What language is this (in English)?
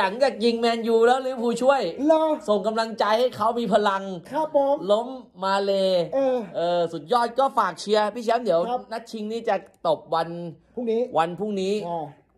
Thai